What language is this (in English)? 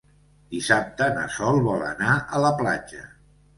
Catalan